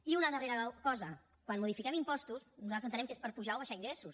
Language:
Catalan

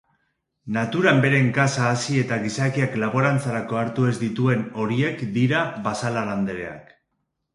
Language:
Basque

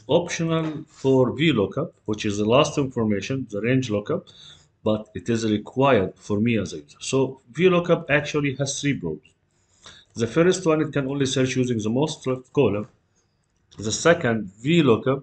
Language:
English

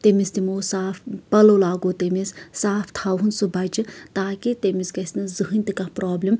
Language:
Kashmiri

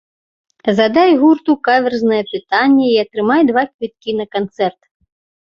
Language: Belarusian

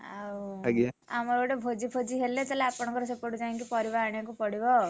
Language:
Odia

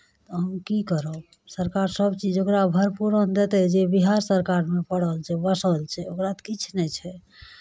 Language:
Maithili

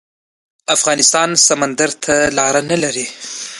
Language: Pashto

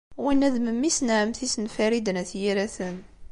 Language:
Kabyle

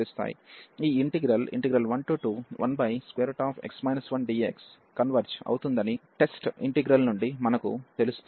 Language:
Telugu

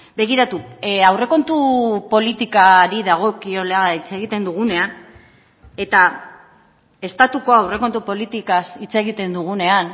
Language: Basque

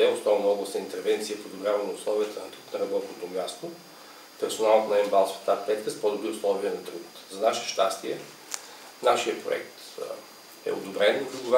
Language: Bulgarian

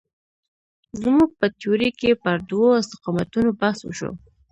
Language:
Pashto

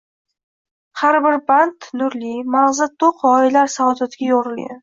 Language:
Uzbek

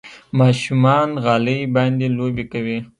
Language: Pashto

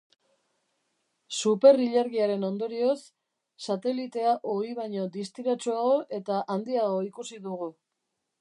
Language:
Basque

